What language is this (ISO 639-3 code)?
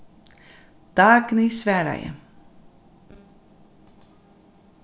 fao